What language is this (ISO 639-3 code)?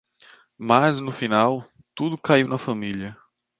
por